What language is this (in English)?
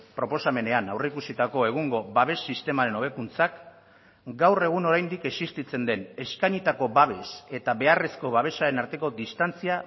Basque